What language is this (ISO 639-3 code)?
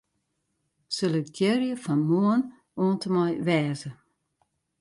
fry